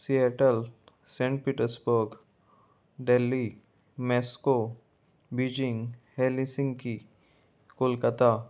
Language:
Konkani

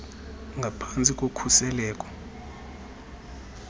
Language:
Xhosa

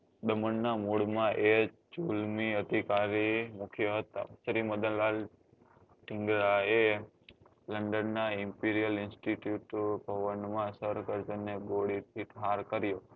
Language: Gujarati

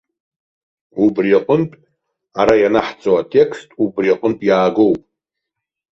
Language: Abkhazian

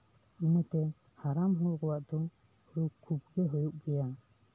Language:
Santali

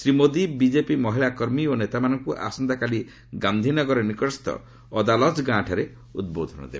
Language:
Odia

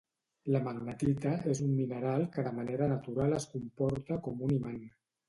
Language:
Catalan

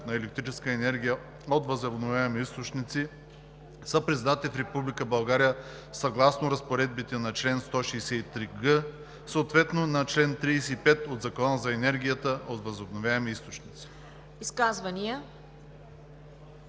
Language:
Bulgarian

